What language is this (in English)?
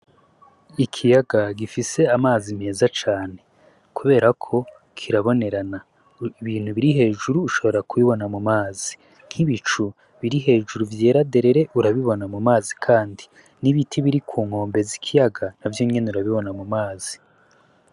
Rundi